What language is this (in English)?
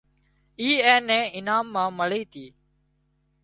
Wadiyara Koli